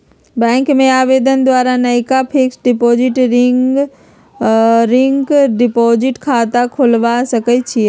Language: Magahi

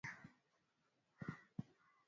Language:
Swahili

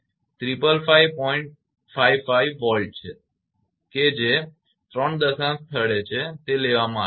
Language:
Gujarati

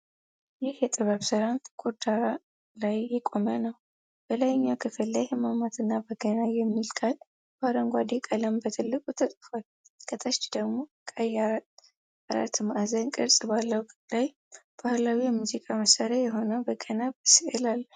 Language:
Amharic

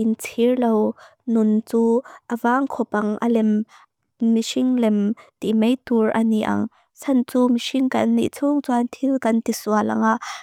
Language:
Mizo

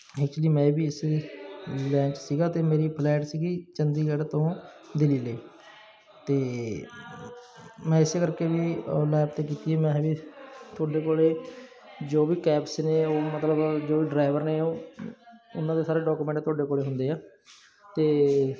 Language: Punjabi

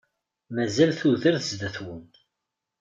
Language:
Kabyle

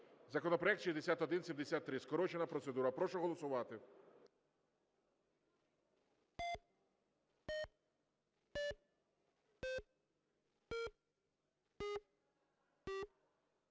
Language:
Ukrainian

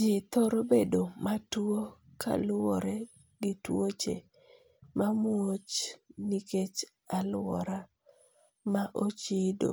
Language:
Luo (Kenya and Tanzania)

